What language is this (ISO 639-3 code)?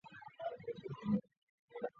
zho